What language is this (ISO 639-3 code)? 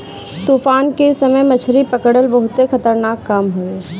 bho